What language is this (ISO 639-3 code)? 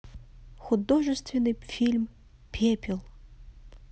rus